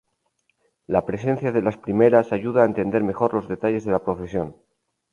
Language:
Spanish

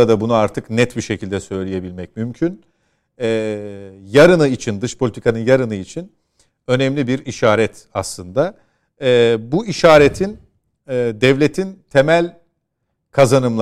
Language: Turkish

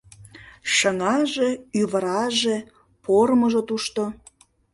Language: Mari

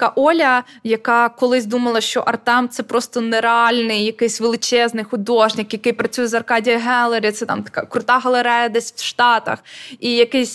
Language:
Ukrainian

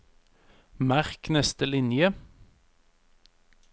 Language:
Norwegian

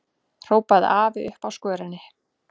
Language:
Icelandic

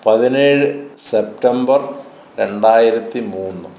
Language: Malayalam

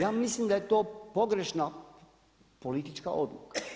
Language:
Croatian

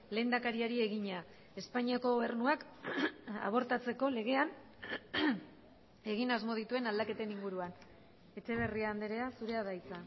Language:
Basque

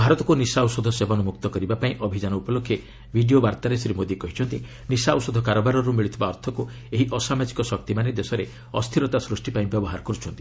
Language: Odia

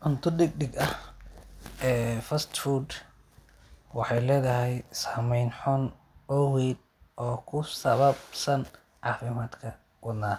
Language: Somali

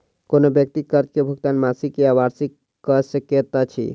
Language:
Maithili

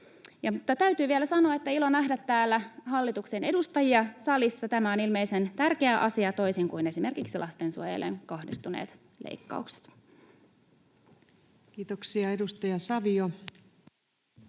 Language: Finnish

